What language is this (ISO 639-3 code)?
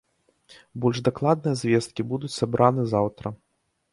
bel